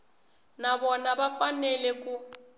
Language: Tsonga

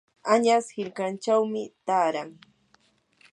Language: Yanahuanca Pasco Quechua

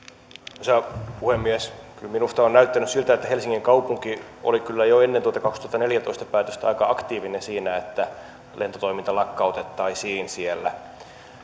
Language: Finnish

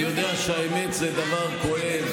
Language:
Hebrew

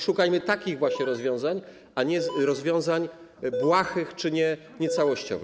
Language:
Polish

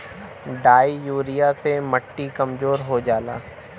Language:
Bhojpuri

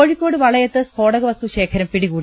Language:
Malayalam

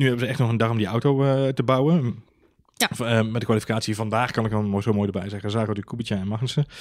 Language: Dutch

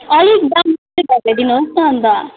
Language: Nepali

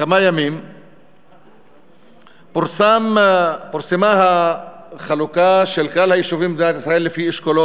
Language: Hebrew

